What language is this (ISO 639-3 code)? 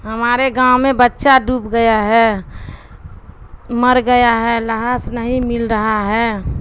urd